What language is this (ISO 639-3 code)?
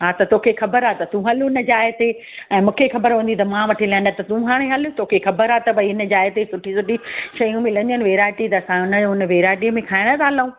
snd